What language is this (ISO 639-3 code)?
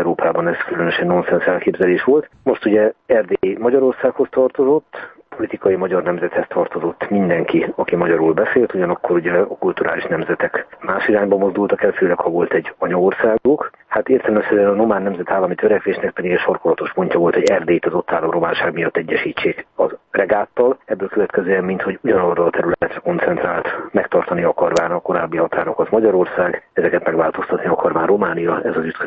hun